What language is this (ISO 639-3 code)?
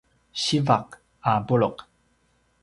pwn